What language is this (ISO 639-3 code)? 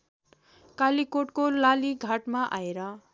nep